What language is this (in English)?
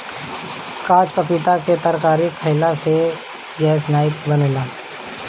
Bhojpuri